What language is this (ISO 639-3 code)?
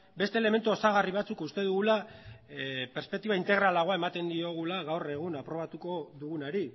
eus